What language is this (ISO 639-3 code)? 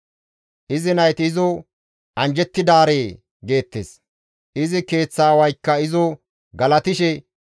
gmv